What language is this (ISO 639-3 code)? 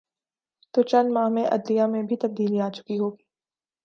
urd